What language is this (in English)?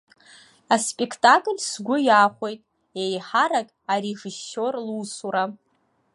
Abkhazian